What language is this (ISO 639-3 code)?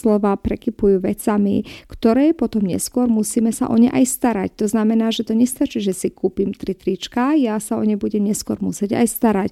slk